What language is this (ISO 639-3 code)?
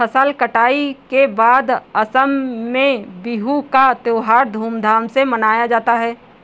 hin